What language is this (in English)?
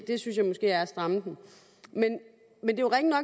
Danish